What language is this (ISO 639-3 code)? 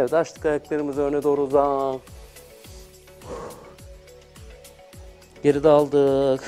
tur